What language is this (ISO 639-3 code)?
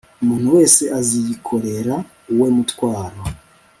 kin